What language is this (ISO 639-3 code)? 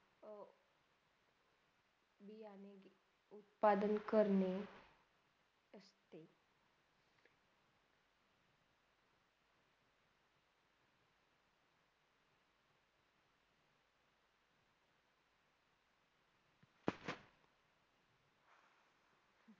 mar